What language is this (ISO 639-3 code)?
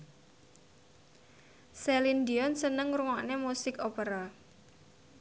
jav